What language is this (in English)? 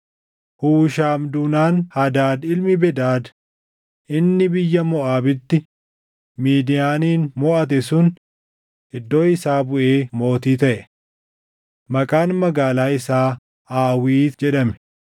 Oromo